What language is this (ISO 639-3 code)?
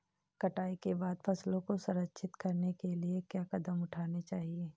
hin